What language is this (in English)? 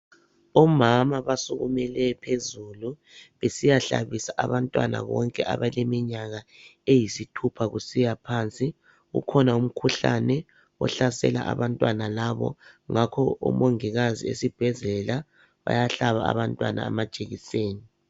North Ndebele